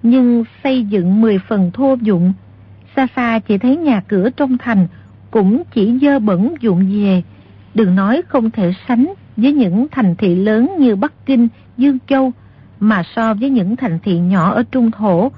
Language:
Vietnamese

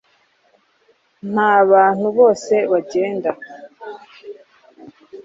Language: Kinyarwanda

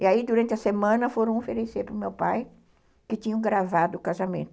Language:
Portuguese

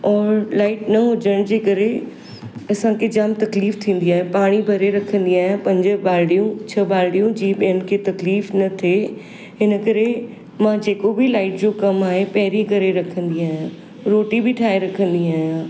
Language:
Sindhi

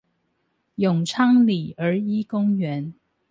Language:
Chinese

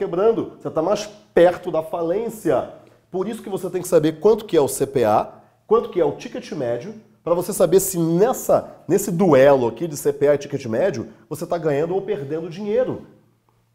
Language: Portuguese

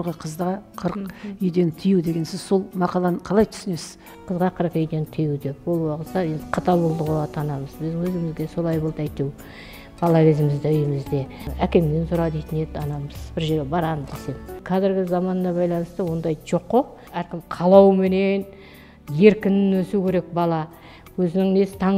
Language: Turkish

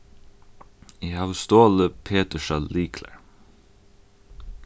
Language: Faroese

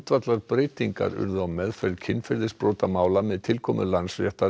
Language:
Icelandic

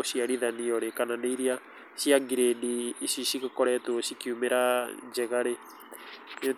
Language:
Kikuyu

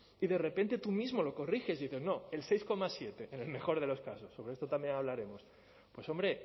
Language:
Spanish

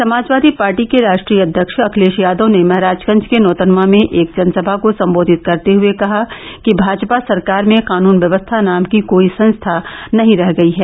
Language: Hindi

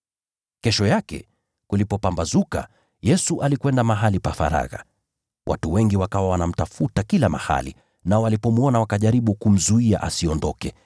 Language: Swahili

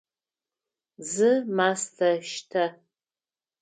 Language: Adyghe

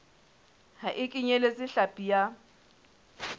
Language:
Southern Sotho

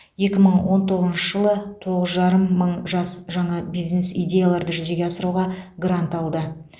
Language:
Kazakh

